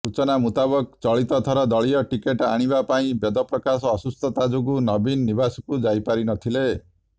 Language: Odia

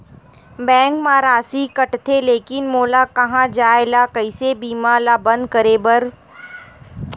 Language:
Chhattisgarhi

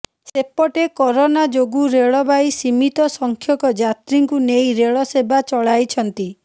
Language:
Odia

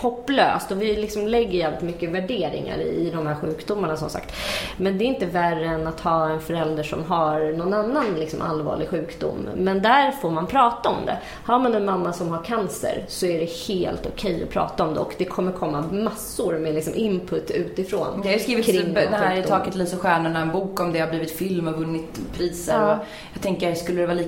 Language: Swedish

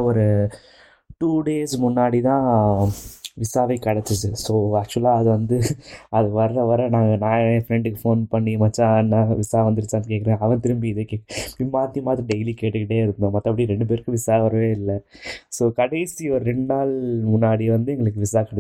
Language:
Tamil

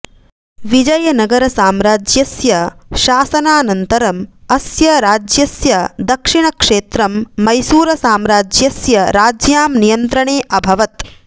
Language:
Sanskrit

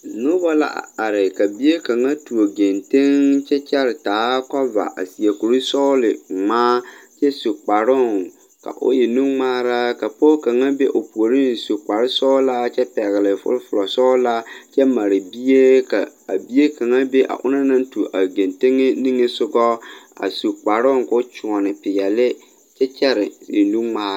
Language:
Southern Dagaare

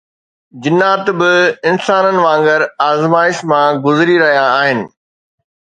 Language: Sindhi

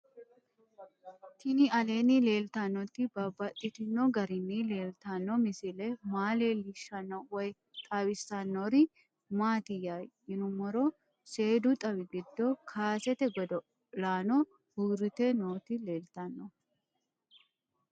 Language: Sidamo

